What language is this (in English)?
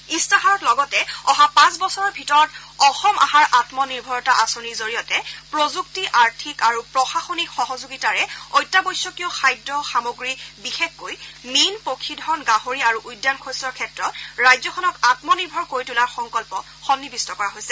Assamese